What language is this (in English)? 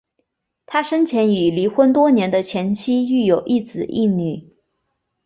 Chinese